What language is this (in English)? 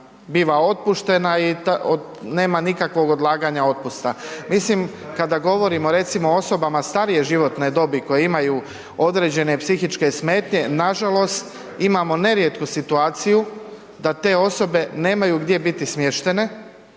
Croatian